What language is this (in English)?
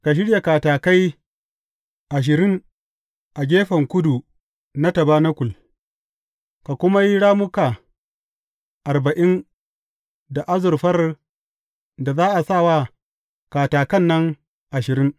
Hausa